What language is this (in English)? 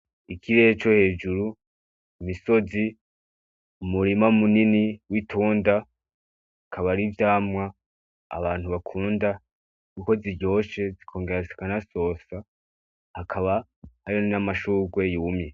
Rundi